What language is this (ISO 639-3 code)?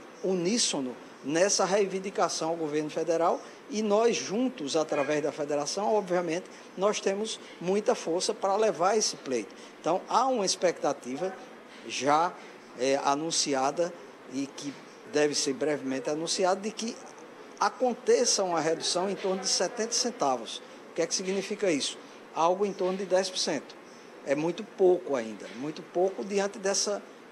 por